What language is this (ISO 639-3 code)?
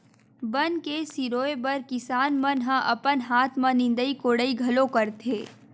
hne